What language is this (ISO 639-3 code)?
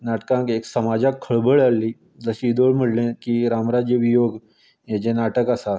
kok